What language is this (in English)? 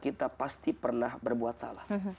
Indonesian